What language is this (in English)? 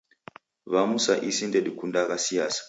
Taita